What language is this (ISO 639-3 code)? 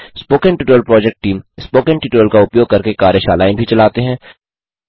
hin